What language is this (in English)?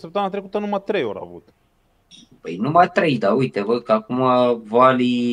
Romanian